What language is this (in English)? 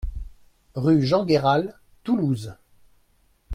French